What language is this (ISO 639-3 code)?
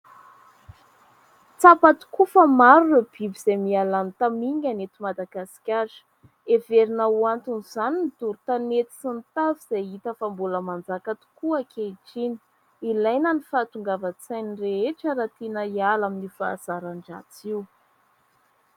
mlg